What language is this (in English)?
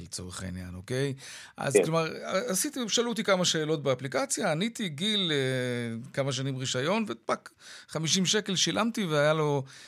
Hebrew